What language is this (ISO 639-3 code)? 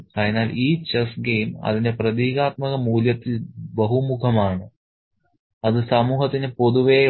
mal